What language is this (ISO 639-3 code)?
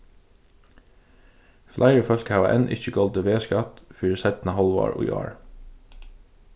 fao